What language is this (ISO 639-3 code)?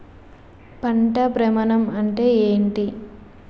tel